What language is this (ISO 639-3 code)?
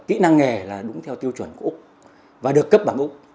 vie